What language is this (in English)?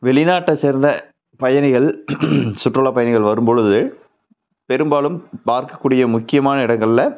Tamil